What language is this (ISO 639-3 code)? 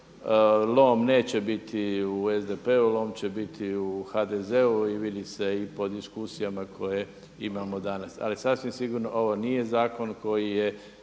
hrv